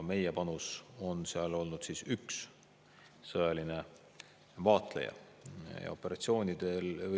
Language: Estonian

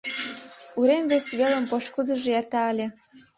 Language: Mari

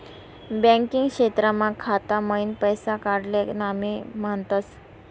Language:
Marathi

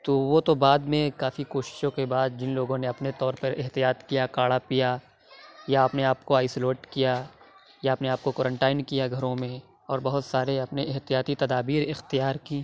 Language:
Urdu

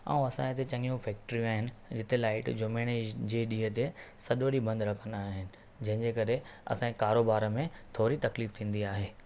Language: Sindhi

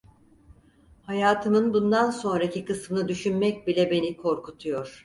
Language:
Turkish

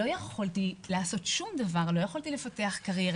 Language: Hebrew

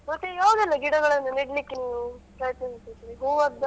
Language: Kannada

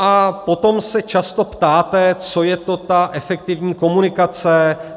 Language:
Czech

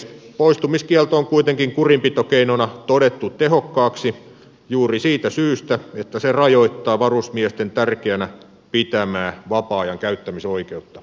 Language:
Finnish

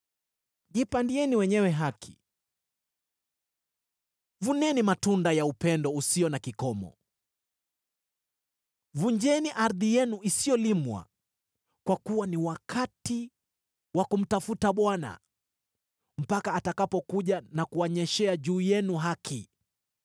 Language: Swahili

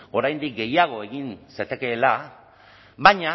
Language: Basque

